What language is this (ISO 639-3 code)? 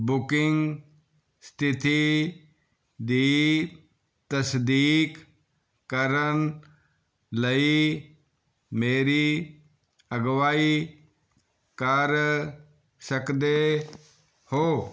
pan